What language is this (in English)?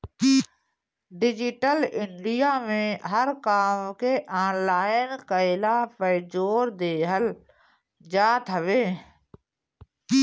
Bhojpuri